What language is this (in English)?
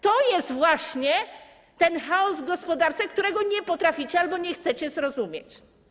Polish